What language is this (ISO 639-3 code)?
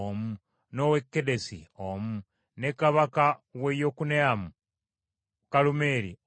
lug